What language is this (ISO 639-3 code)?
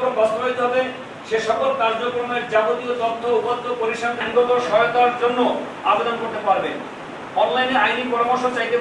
eng